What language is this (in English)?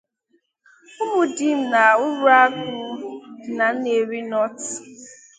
Igbo